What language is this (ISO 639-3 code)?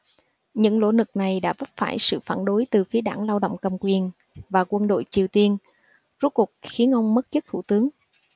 vie